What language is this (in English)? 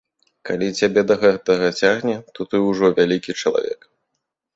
Belarusian